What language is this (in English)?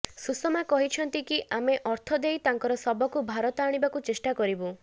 Odia